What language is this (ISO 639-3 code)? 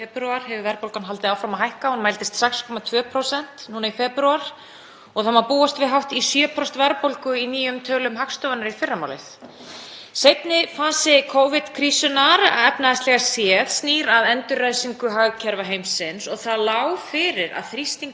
isl